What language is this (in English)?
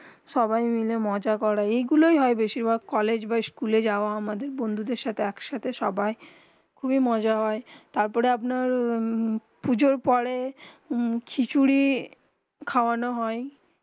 Bangla